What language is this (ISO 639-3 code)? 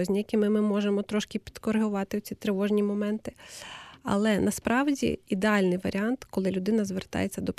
ukr